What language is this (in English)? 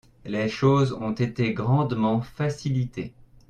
French